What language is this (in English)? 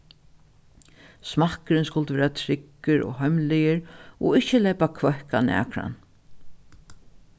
Faroese